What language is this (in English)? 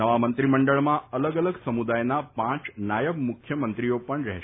Gujarati